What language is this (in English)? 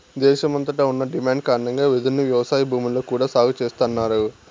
Telugu